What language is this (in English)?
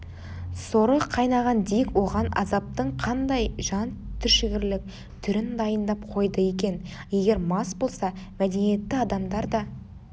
Kazakh